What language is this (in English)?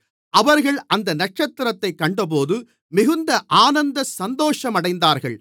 Tamil